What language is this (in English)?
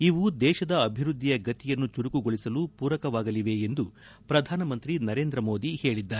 Kannada